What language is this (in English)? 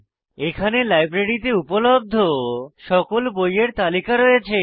Bangla